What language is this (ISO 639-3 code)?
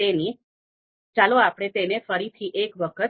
guj